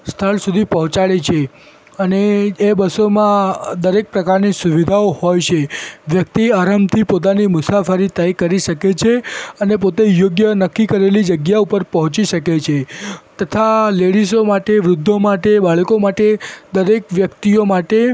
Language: Gujarati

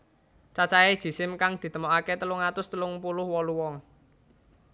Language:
Javanese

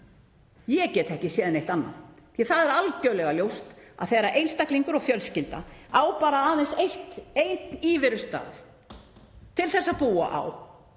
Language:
Icelandic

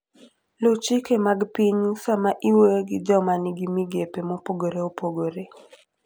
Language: Luo (Kenya and Tanzania)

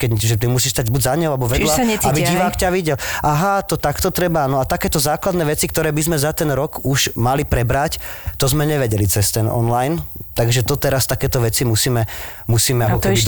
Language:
Slovak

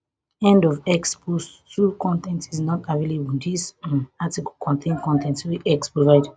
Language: Nigerian Pidgin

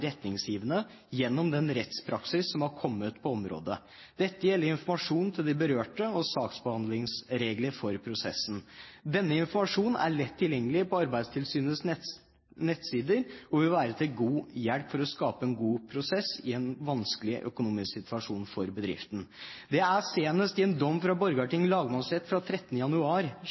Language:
Norwegian Bokmål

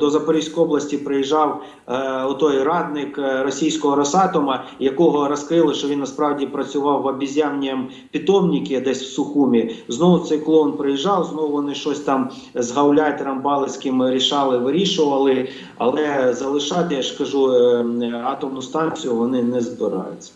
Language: Ukrainian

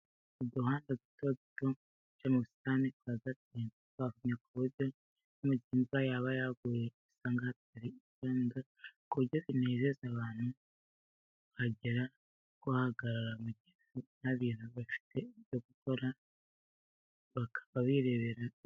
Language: Kinyarwanda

